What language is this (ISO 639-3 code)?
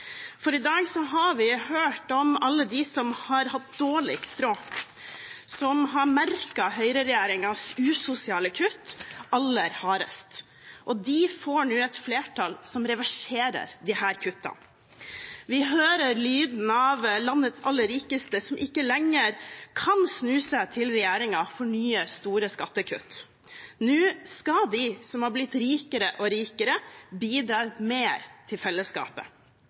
nob